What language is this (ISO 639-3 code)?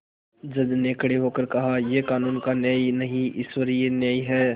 hin